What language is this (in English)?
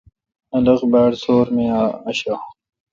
Kalkoti